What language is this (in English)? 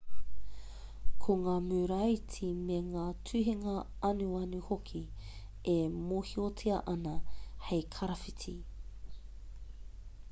Māori